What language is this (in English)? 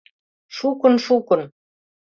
Mari